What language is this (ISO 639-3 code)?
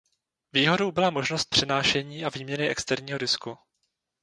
ces